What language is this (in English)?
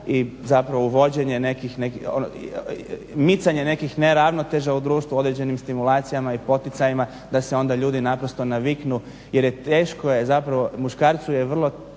Croatian